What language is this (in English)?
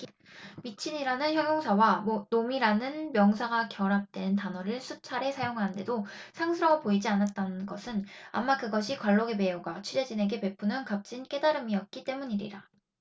Korean